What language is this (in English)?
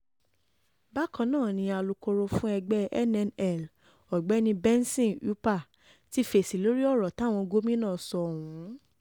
Yoruba